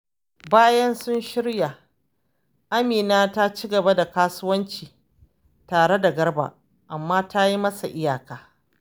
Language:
Hausa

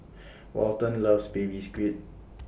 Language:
English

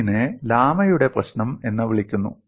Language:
Malayalam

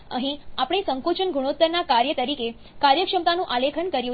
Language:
Gujarati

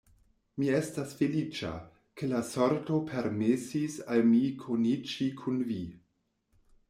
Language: Esperanto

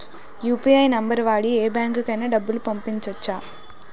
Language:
Telugu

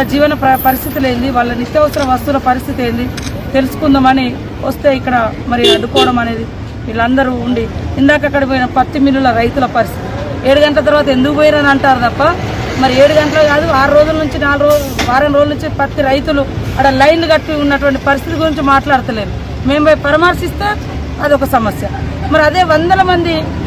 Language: French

